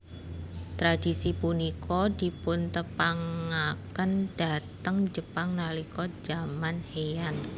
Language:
Javanese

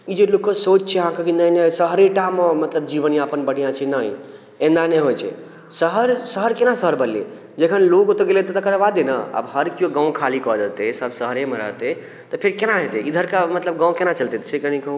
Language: Maithili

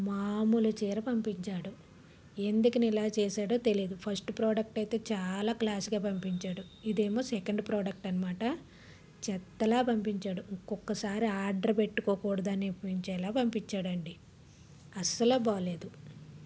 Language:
Telugu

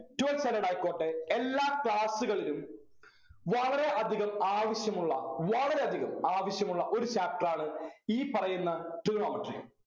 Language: Malayalam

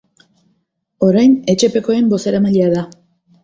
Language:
Basque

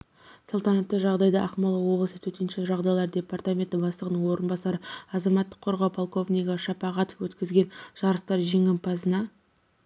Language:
Kazakh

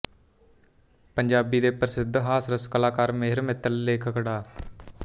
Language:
Punjabi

